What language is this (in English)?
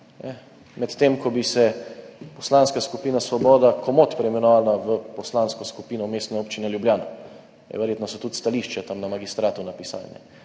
Slovenian